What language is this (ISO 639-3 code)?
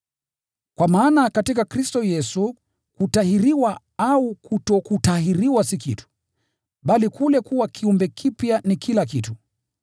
swa